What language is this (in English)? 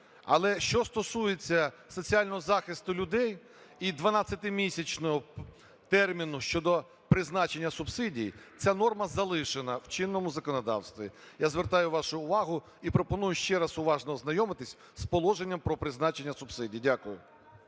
Ukrainian